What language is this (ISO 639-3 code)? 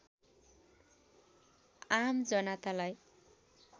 nep